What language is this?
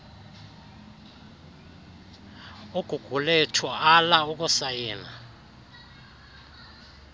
Xhosa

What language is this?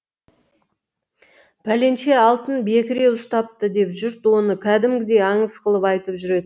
Kazakh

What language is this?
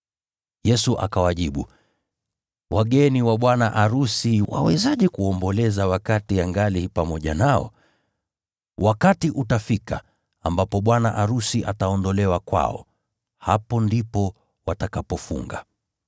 Swahili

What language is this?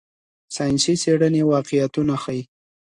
Pashto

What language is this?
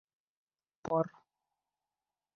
Bashkir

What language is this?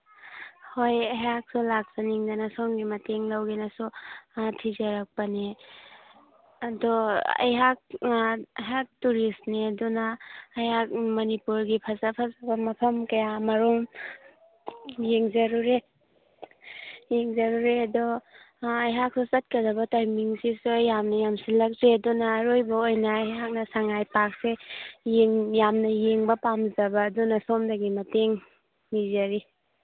Manipuri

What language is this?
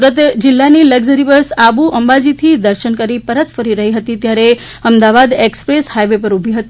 Gujarati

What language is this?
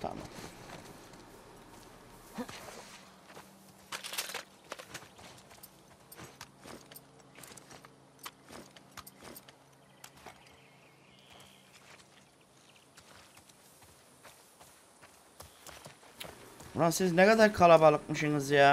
Turkish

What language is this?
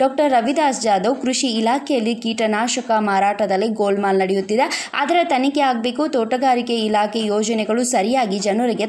Romanian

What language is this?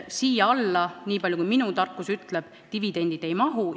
Estonian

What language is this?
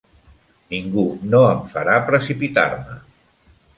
Catalan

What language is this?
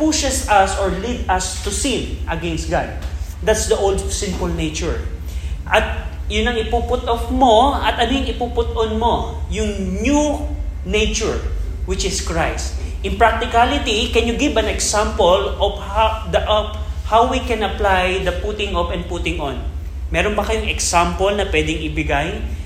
Filipino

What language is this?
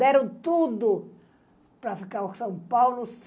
Portuguese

